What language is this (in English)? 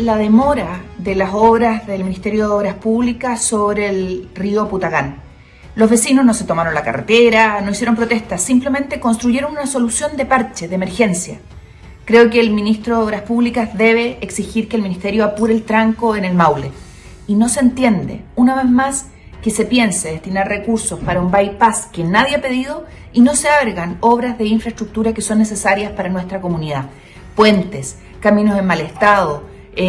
Spanish